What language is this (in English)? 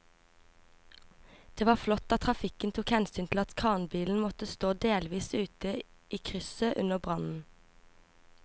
Norwegian